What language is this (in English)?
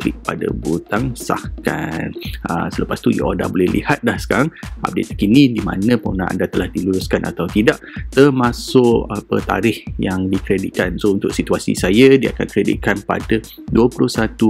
Malay